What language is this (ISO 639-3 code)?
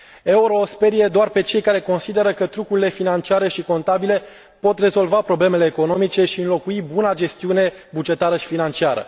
ron